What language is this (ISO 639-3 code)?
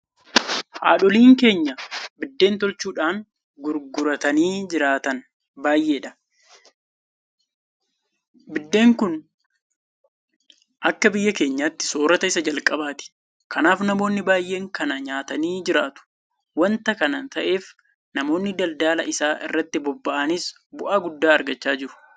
orm